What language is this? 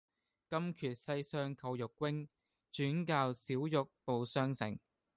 Cantonese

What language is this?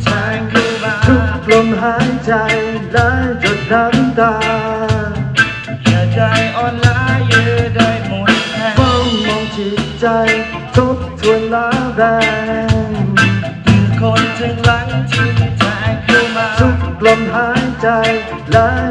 Korean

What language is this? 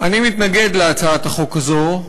Hebrew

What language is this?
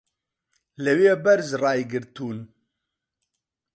Central Kurdish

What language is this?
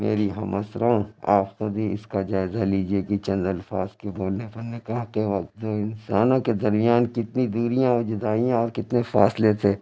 Urdu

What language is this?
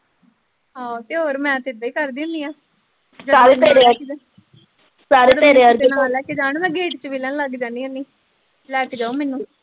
Punjabi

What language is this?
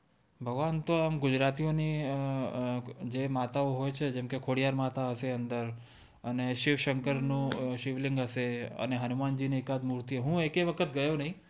Gujarati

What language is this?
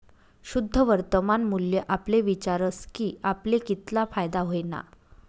Marathi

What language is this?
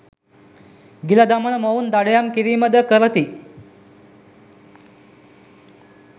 Sinhala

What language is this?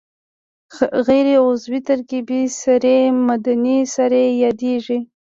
Pashto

